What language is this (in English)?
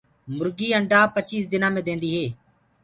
Gurgula